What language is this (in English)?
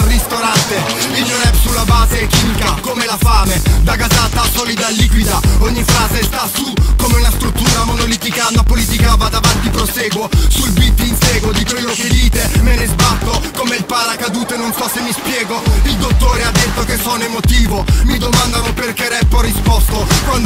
Italian